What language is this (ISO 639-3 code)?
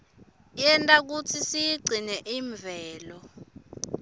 ssw